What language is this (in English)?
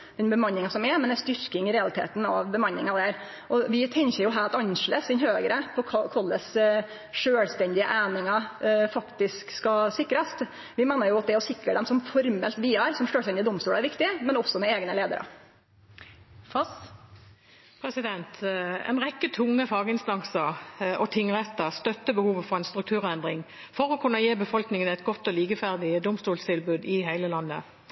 Norwegian